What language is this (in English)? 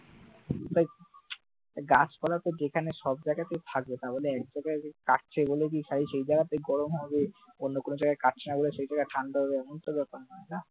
Bangla